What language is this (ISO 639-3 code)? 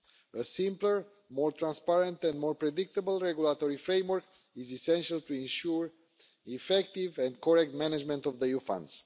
eng